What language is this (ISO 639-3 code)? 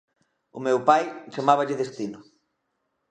glg